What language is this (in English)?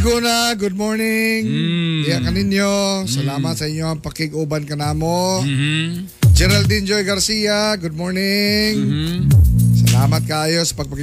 Filipino